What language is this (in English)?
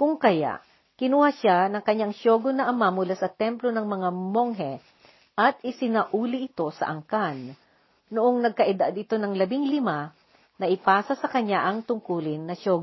Filipino